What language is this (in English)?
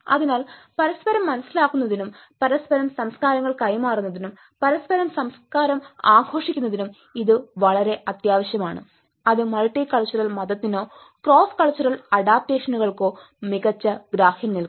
Malayalam